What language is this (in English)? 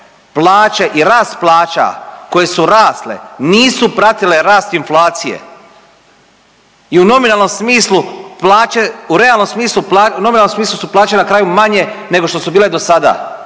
Croatian